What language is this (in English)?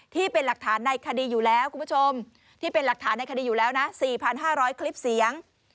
Thai